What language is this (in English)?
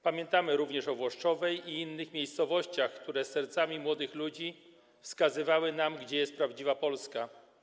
Polish